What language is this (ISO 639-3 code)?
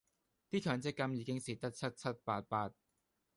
yue